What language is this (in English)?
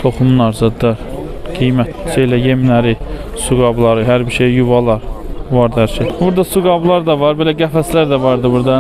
Turkish